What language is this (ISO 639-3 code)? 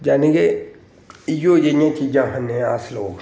doi